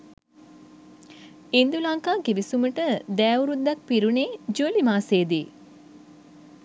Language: Sinhala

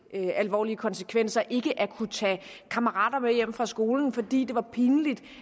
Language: Danish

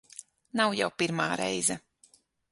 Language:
Latvian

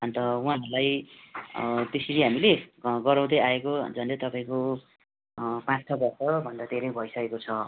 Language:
Nepali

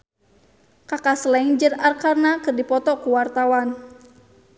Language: Sundanese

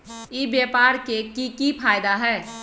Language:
Magahi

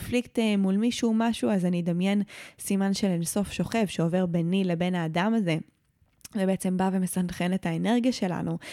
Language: Hebrew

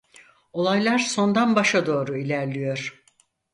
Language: Turkish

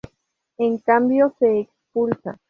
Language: Spanish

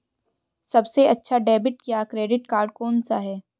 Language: Hindi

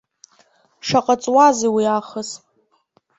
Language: Abkhazian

